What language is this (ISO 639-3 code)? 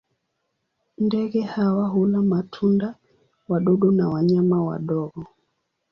swa